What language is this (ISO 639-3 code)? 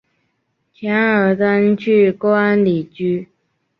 zho